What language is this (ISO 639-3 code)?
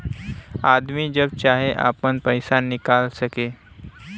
bho